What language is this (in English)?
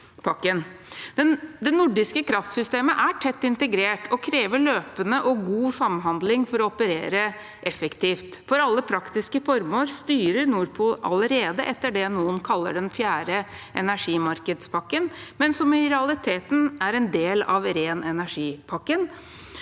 Norwegian